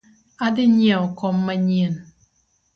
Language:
Luo (Kenya and Tanzania)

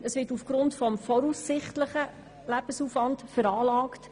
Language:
Swiss German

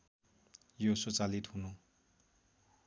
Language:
Nepali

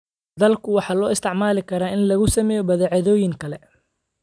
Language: Somali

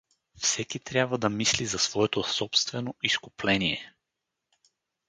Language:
Bulgarian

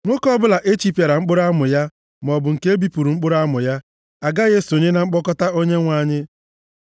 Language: Igbo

